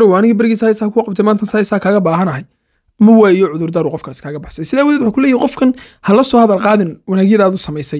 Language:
Arabic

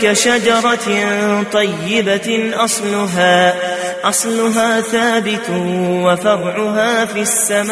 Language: Arabic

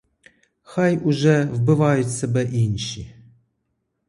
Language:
Ukrainian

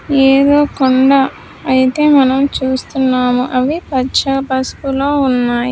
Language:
Telugu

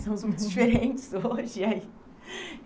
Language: Portuguese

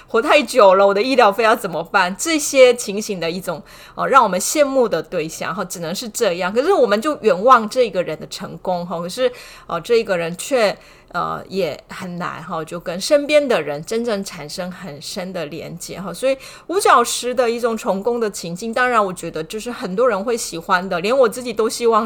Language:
Chinese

